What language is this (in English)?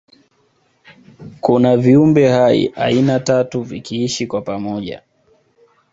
Swahili